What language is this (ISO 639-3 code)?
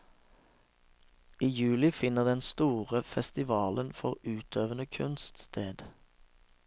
nor